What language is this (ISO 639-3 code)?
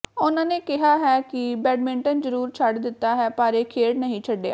pan